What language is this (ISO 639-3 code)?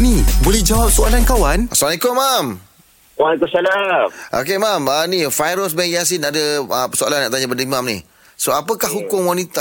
msa